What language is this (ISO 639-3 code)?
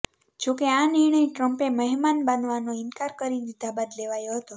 guj